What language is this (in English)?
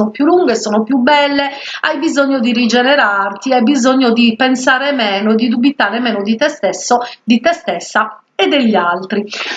Italian